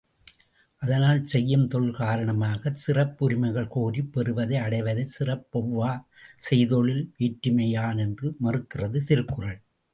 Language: Tamil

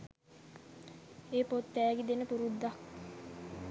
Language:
Sinhala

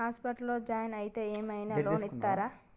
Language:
Telugu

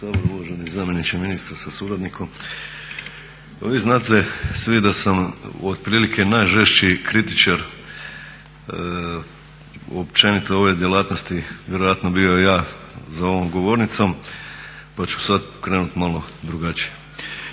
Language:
Croatian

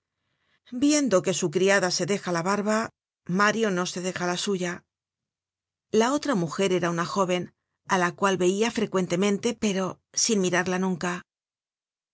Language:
Spanish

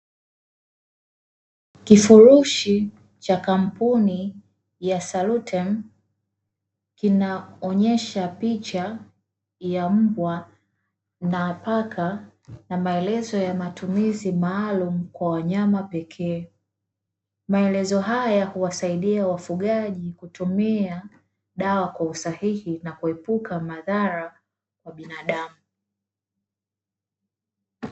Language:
Swahili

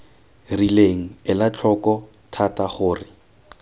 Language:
Tswana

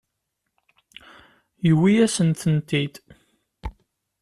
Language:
Kabyle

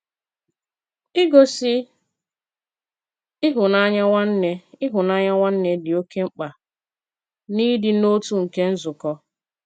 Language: Igbo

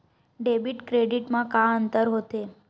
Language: Chhattisgarhi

